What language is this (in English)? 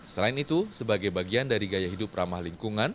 Indonesian